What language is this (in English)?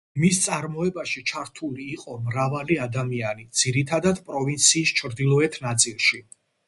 Georgian